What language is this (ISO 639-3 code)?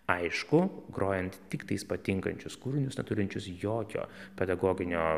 lit